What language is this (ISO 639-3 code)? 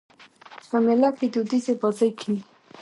pus